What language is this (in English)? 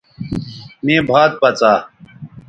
Bateri